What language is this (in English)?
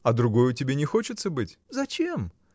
Russian